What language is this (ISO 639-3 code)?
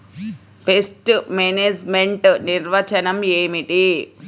tel